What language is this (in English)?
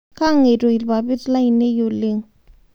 Masai